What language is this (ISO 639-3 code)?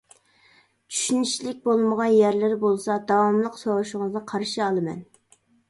uig